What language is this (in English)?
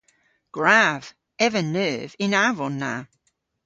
Cornish